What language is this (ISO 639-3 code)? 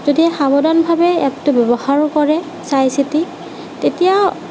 asm